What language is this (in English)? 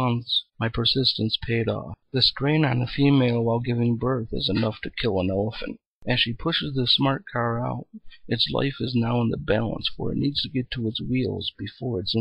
English